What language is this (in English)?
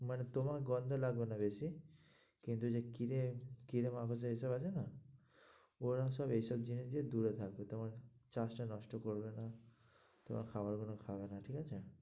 Bangla